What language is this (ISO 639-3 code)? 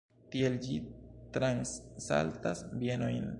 epo